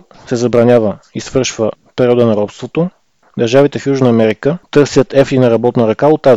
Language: Bulgarian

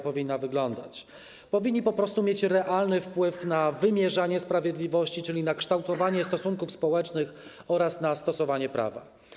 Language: Polish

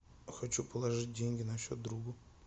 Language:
Russian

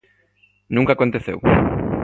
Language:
Galician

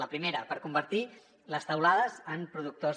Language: Catalan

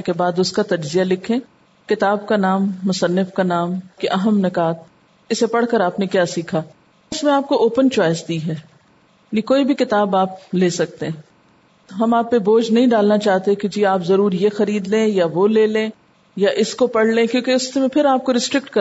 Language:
Urdu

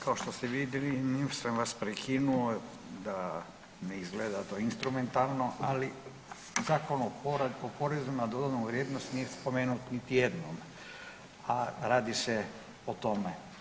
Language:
Croatian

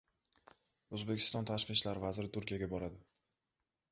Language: Uzbek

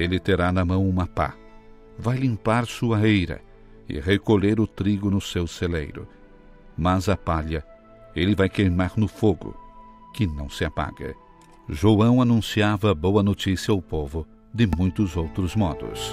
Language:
Portuguese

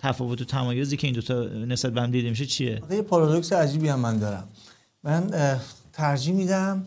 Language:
Persian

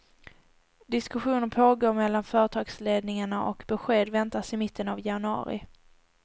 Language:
Swedish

